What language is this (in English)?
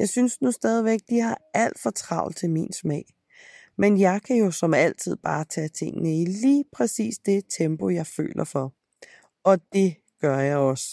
Danish